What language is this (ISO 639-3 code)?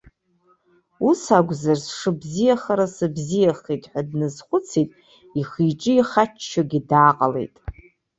abk